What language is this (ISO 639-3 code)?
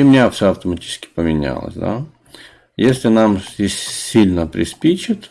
rus